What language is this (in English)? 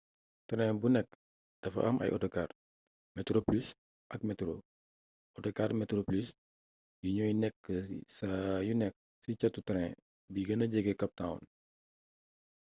Wolof